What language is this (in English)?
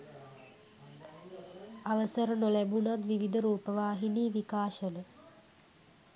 Sinhala